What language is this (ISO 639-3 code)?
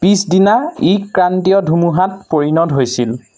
asm